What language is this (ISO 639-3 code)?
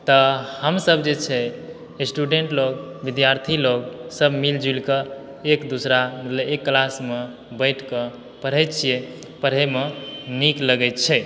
mai